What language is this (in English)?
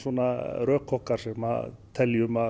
Icelandic